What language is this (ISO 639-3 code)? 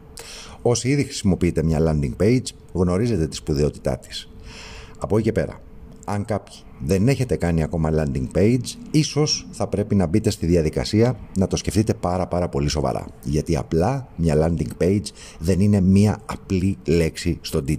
ell